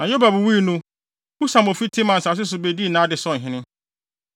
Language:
Akan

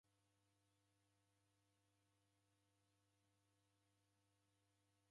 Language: Taita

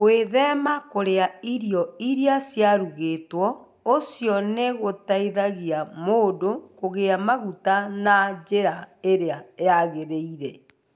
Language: Kikuyu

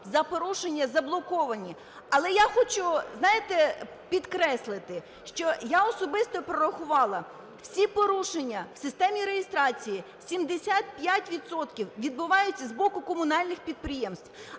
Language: Ukrainian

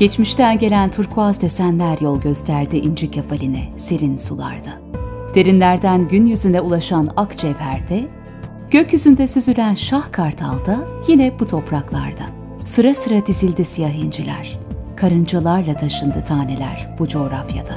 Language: Turkish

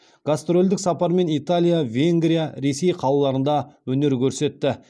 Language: Kazakh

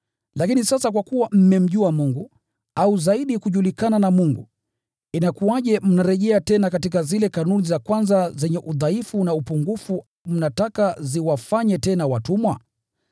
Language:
Swahili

